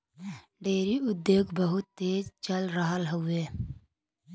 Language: Bhojpuri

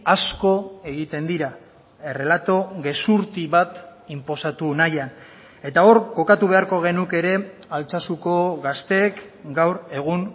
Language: Basque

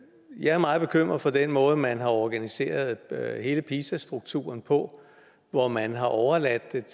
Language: Danish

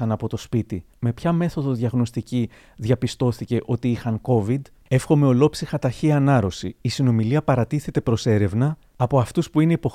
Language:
Greek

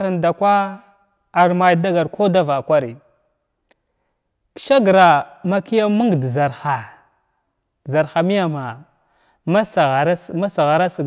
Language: Glavda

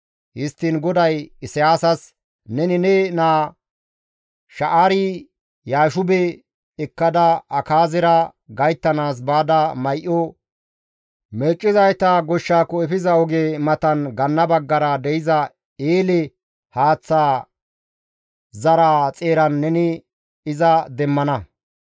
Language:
Gamo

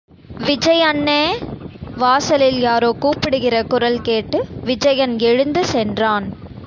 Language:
Tamil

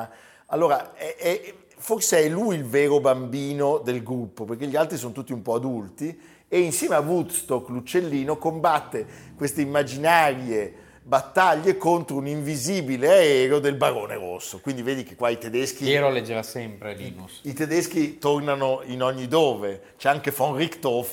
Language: Italian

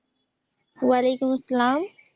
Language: Bangla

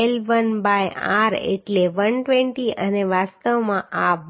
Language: Gujarati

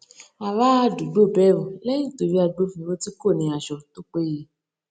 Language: Yoruba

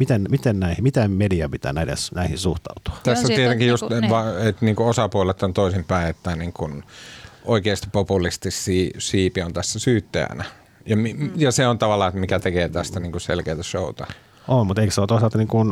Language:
Finnish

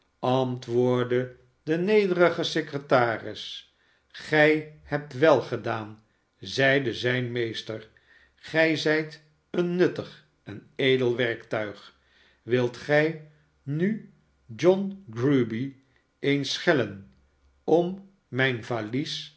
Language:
Dutch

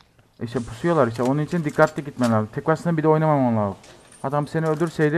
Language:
Turkish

